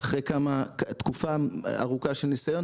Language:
Hebrew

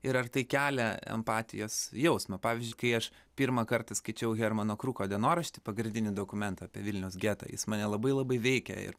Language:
Lithuanian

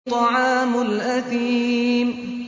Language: Arabic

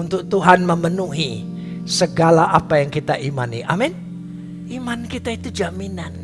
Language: Indonesian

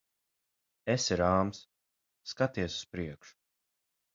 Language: Latvian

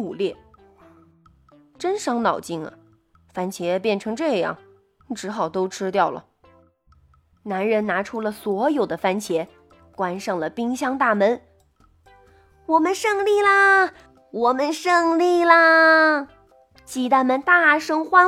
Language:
Chinese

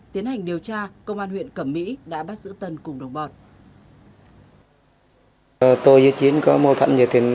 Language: Vietnamese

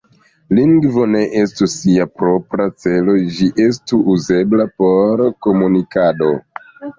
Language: Esperanto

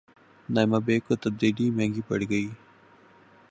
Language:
Urdu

